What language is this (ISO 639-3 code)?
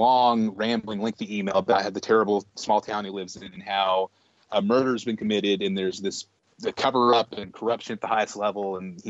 eng